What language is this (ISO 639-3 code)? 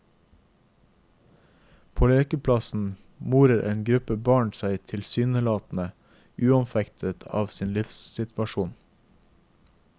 nor